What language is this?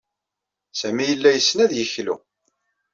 Kabyle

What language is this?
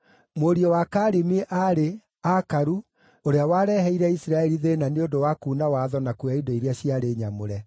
Kikuyu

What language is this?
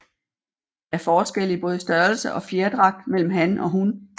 Danish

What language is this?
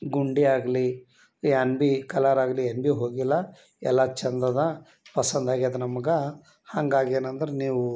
Kannada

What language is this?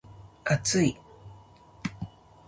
Japanese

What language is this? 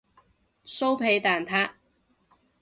Cantonese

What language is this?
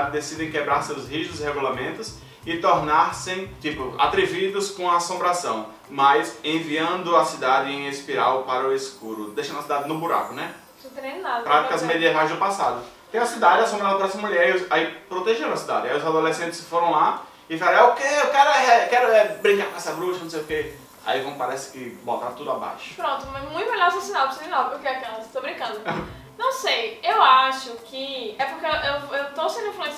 Portuguese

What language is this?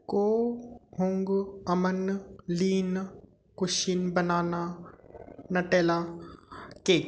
Sindhi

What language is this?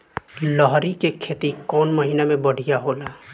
Bhojpuri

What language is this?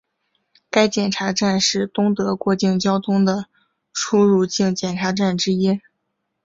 Chinese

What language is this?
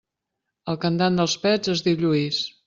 Catalan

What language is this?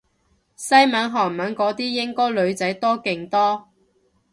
Cantonese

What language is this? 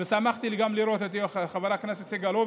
Hebrew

